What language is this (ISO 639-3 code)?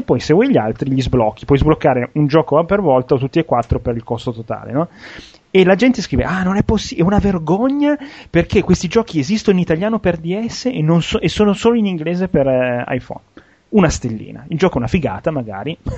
ita